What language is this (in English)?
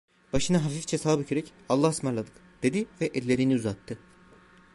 Turkish